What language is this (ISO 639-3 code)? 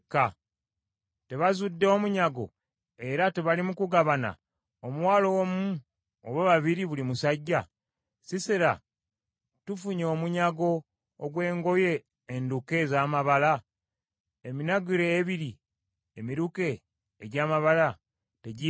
lug